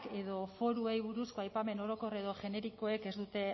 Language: Basque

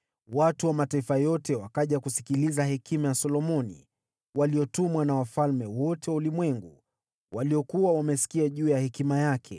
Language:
Swahili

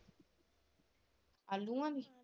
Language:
Punjabi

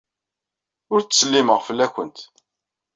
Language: Kabyle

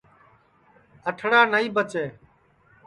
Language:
Sansi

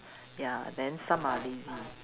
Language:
English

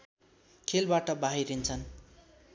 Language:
Nepali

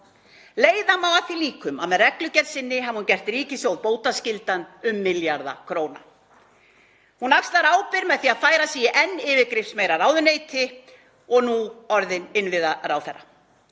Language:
Icelandic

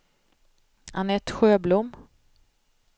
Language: Swedish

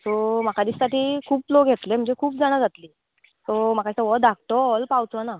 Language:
Konkani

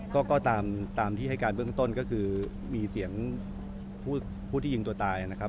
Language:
Thai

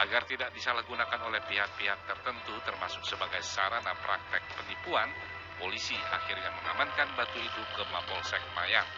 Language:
Indonesian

